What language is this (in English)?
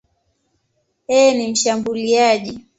Swahili